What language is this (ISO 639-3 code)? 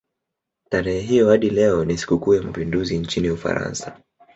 swa